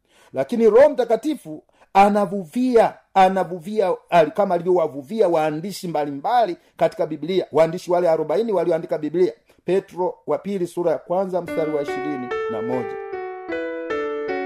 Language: Swahili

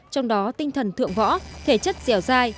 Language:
Vietnamese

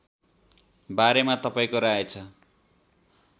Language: Nepali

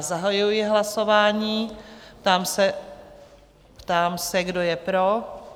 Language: Czech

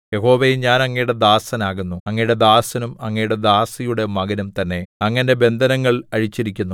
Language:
Malayalam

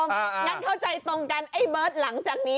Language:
Thai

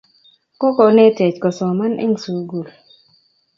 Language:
Kalenjin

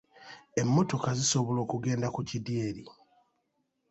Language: Ganda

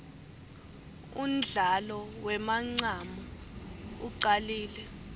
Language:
Swati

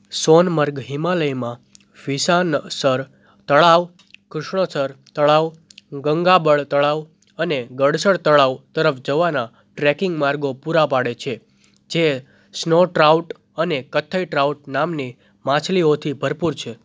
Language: Gujarati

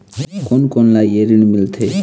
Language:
Chhattisgarhi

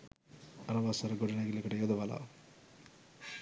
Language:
Sinhala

